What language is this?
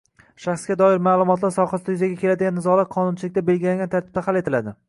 Uzbek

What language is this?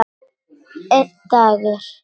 Icelandic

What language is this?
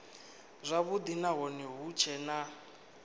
Venda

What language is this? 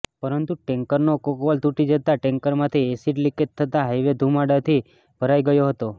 Gujarati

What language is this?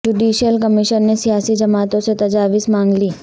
Urdu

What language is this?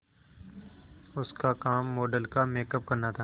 Hindi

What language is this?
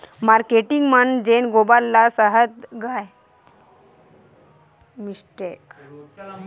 Chhattisgarhi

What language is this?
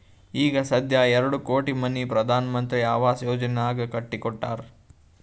Kannada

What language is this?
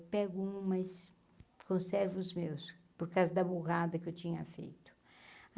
Portuguese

